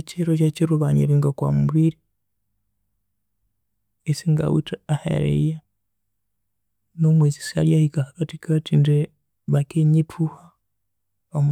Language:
Konzo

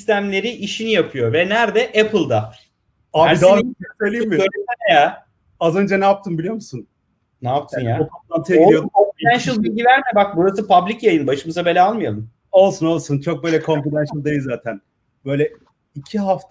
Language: Turkish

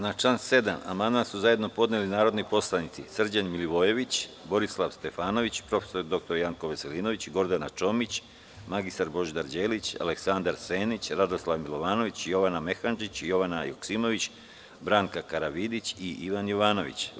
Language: Serbian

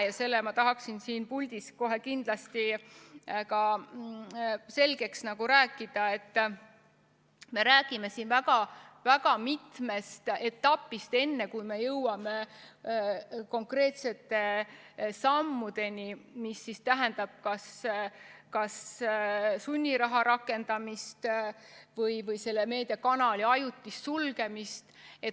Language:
Estonian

